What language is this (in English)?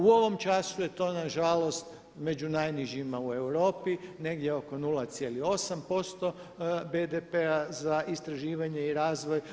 Croatian